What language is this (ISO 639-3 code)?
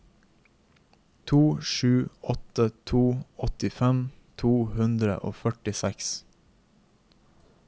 nor